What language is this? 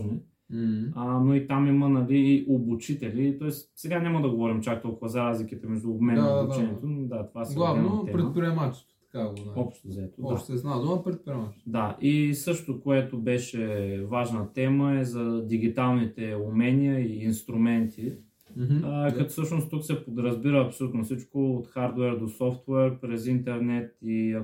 Bulgarian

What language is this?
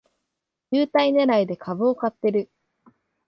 Japanese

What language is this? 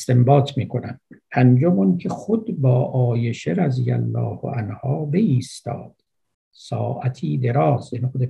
Persian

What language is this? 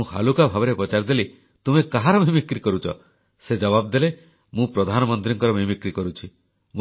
Odia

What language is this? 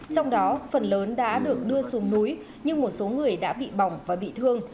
Vietnamese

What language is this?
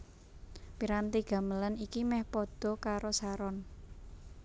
Javanese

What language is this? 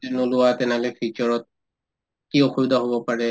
Assamese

